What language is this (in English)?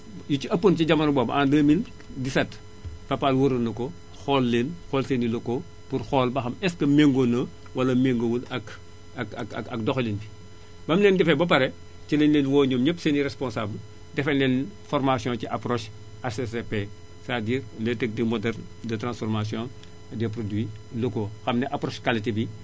Wolof